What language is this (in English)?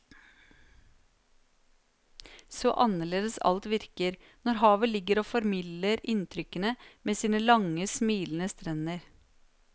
Norwegian